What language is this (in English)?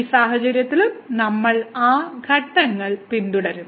Malayalam